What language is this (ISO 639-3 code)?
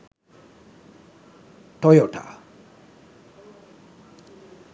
sin